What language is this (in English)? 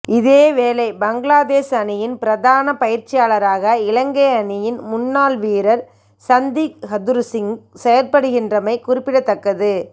Tamil